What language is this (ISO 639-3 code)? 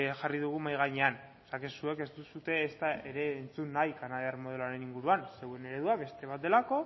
eus